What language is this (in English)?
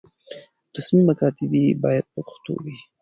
Pashto